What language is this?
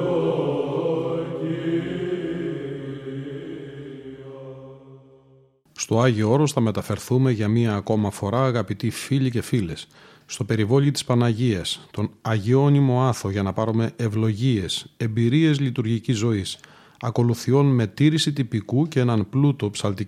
Greek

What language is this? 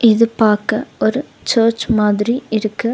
Tamil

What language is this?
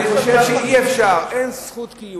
Hebrew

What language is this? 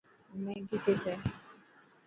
Dhatki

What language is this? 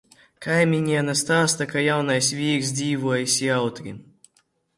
Latvian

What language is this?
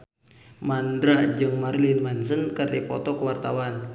Sundanese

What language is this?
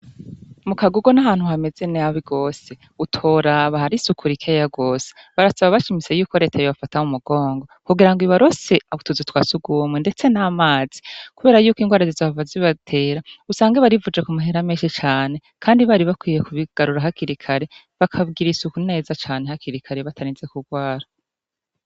Rundi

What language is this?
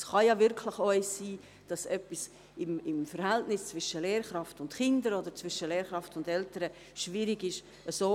Swiss German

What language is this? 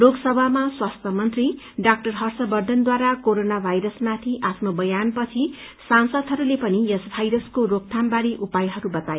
Nepali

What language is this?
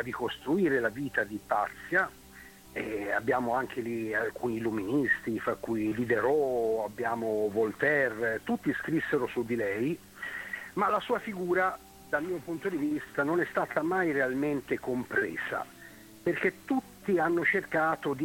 Italian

